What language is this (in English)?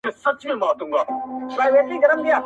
Pashto